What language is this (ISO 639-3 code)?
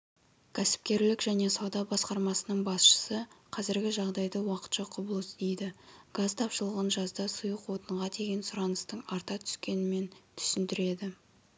kaz